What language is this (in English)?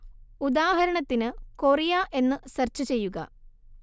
Malayalam